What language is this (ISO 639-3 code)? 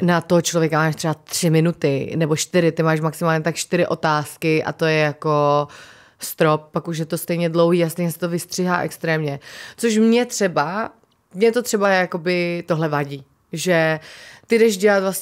ces